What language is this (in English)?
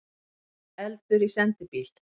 Icelandic